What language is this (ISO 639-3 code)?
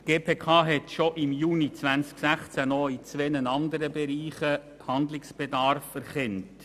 gsw